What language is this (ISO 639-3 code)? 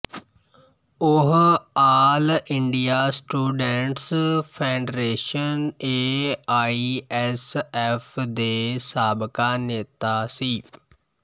pan